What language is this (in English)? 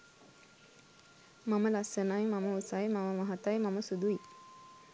Sinhala